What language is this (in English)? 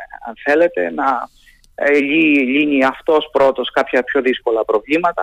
Greek